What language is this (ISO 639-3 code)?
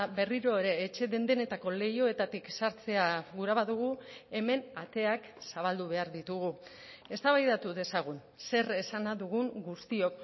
eus